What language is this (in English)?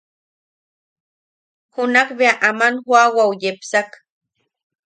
Yaqui